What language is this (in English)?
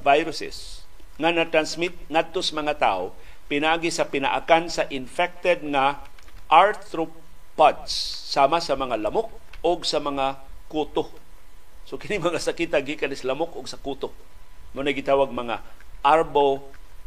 Filipino